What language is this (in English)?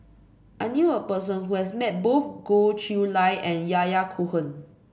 English